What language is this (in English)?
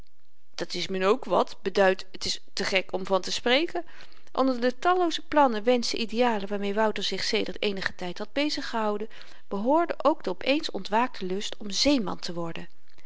Dutch